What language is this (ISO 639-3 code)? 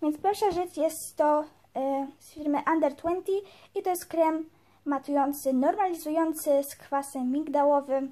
pol